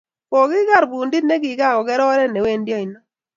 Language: Kalenjin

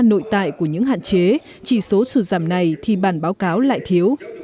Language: Vietnamese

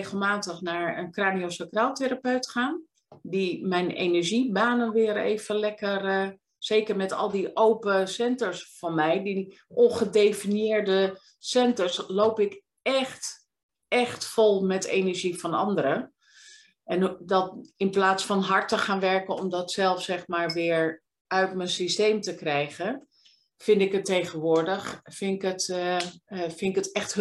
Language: Dutch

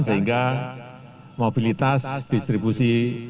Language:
Indonesian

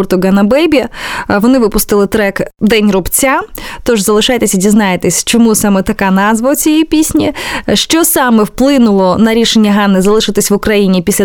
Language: Ukrainian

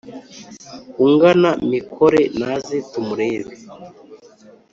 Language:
Kinyarwanda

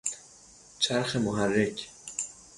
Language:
Persian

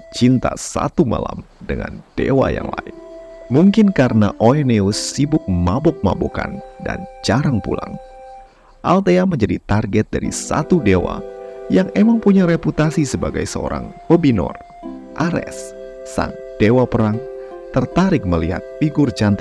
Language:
Indonesian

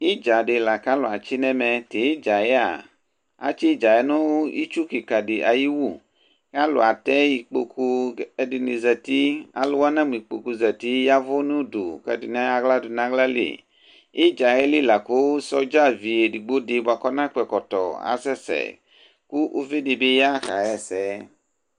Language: Ikposo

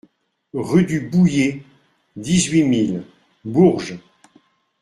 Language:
French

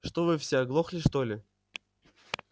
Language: Russian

